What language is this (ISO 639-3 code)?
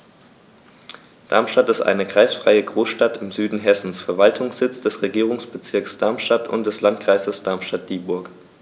deu